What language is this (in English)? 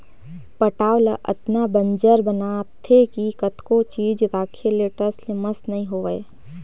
Chhattisgarhi